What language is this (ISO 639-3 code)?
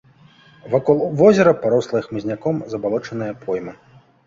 bel